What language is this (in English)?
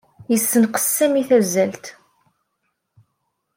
Kabyle